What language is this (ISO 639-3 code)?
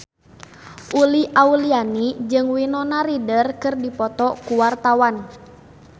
sun